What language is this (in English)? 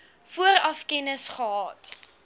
Afrikaans